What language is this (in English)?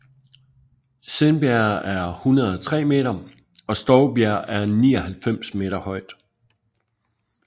Danish